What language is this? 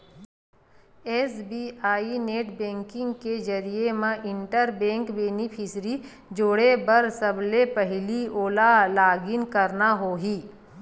Chhattisgarhi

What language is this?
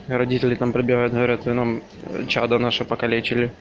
Russian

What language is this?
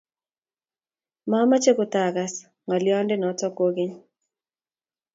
Kalenjin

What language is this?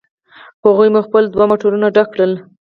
Pashto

